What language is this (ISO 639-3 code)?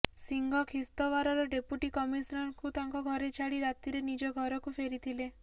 ori